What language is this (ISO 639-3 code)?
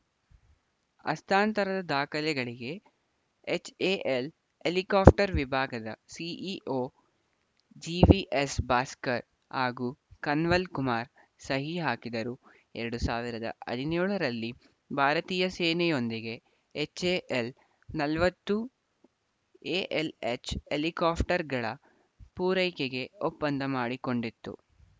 kan